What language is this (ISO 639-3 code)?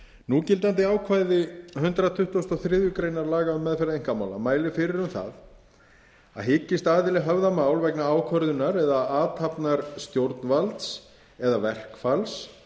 isl